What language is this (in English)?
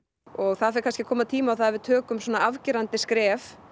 Icelandic